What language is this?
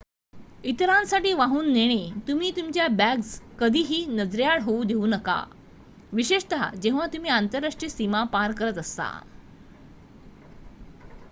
Marathi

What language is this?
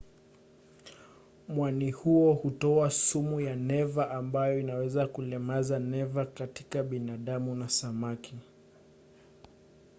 Swahili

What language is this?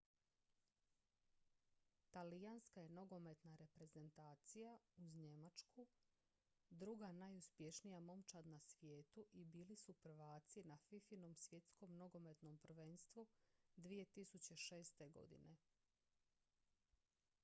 Croatian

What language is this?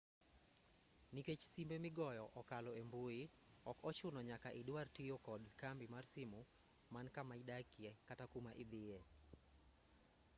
Luo (Kenya and Tanzania)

